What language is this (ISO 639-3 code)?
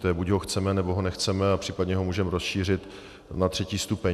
ces